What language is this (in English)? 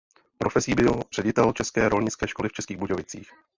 Czech